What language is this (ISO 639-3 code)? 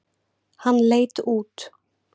isl